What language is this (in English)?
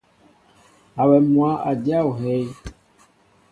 Mbo (Cameroon)